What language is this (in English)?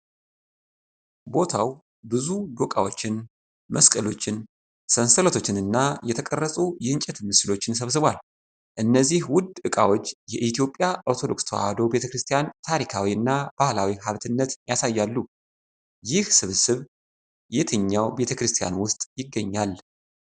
Amharic